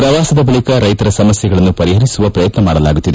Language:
Kannada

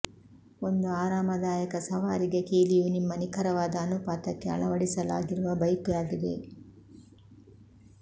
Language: Kannada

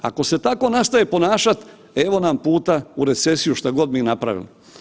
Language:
Croatian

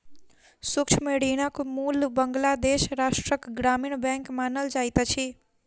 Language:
Maithili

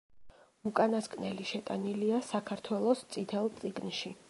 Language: Georgian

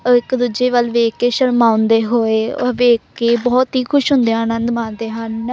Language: Punjabi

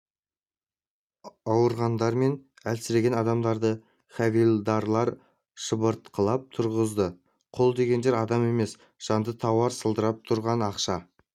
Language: Kazakh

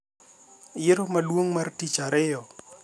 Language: Luo (Kenya and Tanzania)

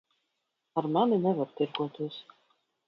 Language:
Latvian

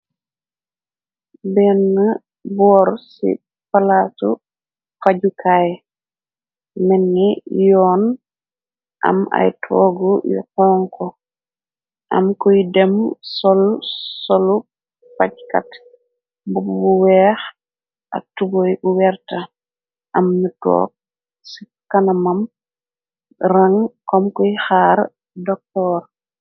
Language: Wolof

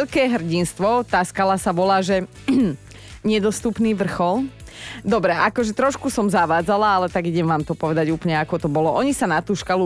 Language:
Slovak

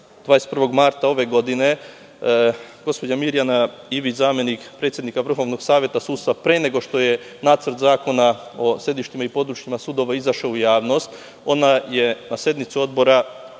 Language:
Serbian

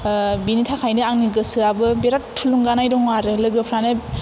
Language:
Bodo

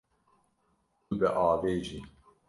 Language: Kurdish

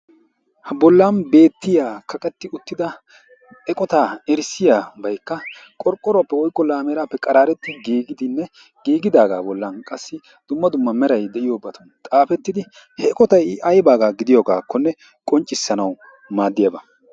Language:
Wolaytta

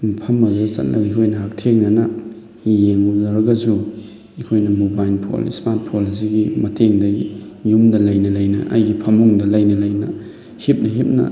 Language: Manipuri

